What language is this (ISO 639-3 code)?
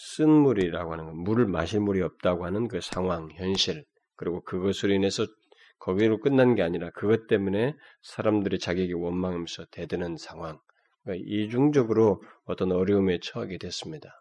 kor